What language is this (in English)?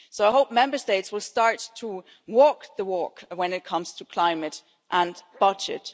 English